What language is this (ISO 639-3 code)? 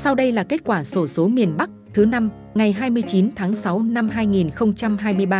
vie